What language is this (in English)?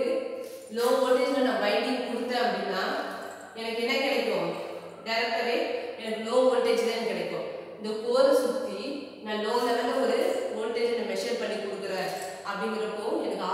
Romanian